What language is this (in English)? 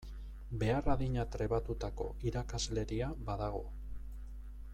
Basque